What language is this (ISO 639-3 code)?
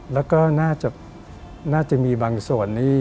tha